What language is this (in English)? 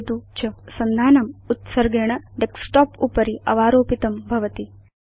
Sanskrit